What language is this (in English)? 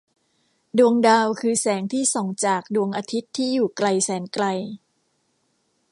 Thai